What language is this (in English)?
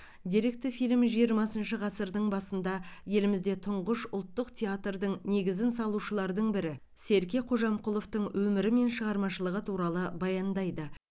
Kazakh